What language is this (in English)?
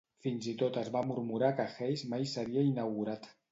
Catalan